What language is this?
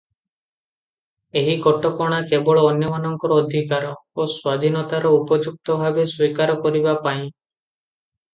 Odia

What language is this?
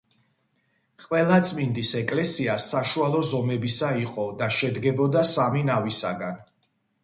Georgian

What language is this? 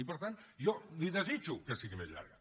Catalan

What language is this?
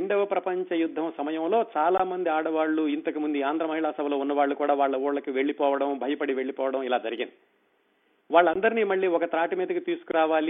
Telugu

